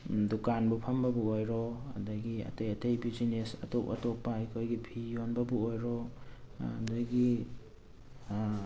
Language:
Manipuri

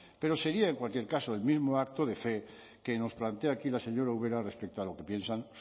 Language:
Spanish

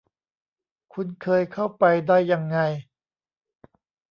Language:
Thai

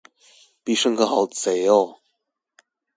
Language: Chinese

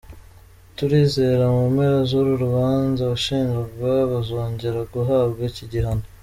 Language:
Kinyarwanda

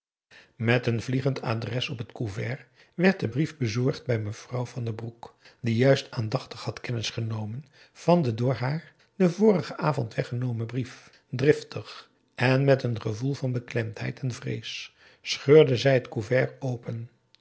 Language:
Dutch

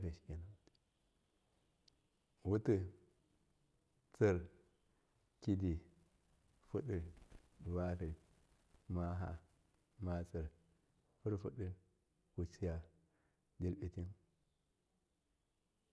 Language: Miya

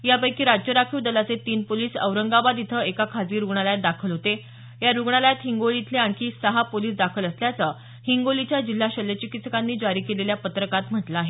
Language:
Marathi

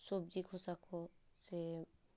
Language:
Santali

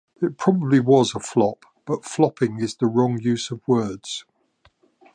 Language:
English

